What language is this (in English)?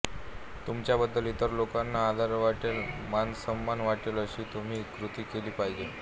Marathi